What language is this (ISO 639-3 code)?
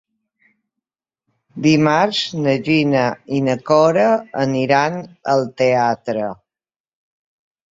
cat